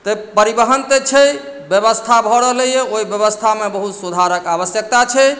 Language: Maithili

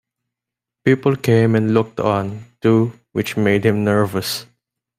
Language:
English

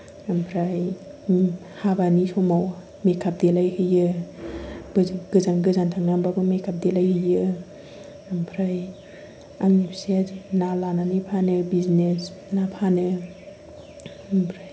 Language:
Bodo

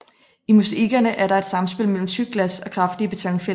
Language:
Danish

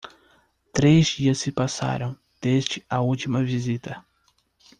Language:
Portuguese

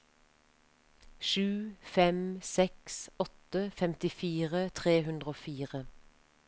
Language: Norwegian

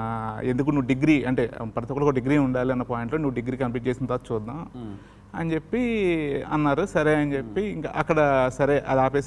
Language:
English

